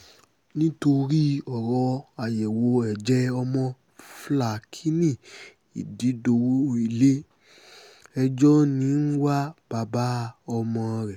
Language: Yoruba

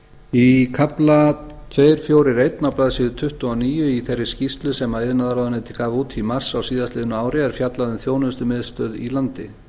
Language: Icelandic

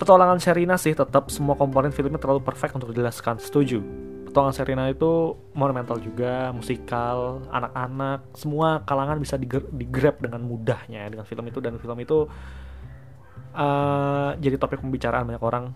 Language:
Indonesian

